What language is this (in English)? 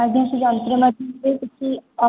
Odia